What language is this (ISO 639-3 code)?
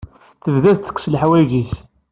kab